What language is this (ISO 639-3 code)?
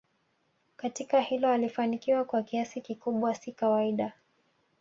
swa